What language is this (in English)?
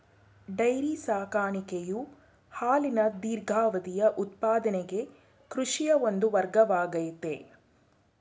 Kannada